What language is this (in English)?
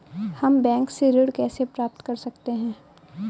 Hindi